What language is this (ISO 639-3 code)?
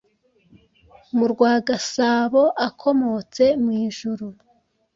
kin